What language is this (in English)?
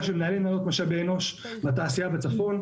Hebrew